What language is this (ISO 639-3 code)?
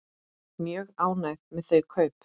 isl